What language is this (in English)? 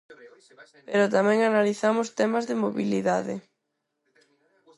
Galician